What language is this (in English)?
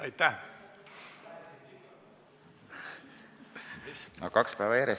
Estonian